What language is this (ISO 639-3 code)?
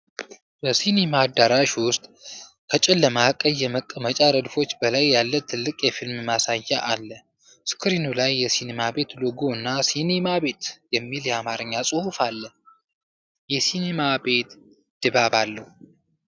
amh